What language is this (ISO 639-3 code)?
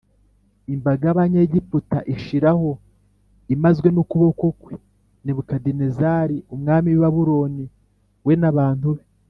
kin